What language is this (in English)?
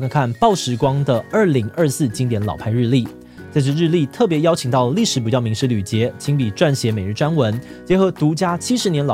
Chinese